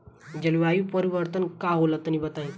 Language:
Bhojpuri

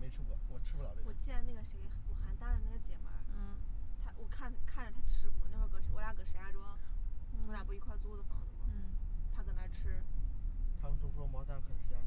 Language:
Chinese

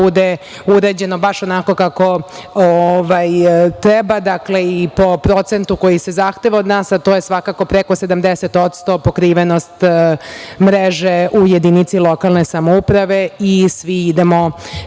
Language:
Serbian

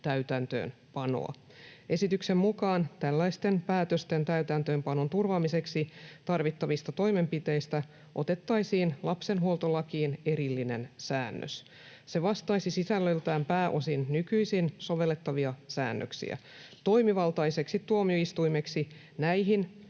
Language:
Finnish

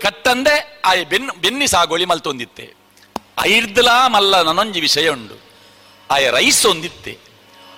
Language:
Kannada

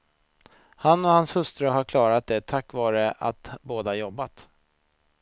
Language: Swedish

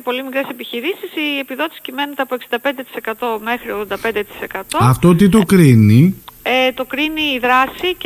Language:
Greek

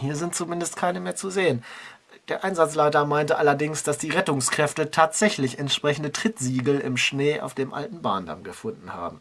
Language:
German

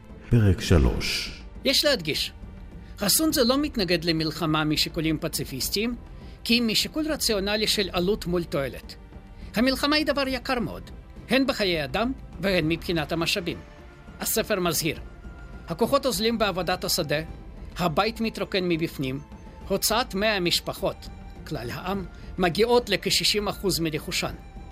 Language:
Hebrew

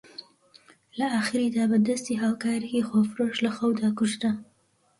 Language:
Central Kurdish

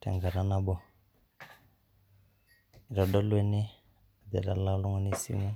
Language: Masai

